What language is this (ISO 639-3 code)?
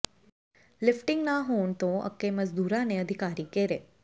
pan